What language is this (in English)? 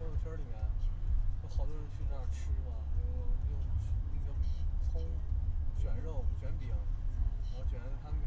Chinese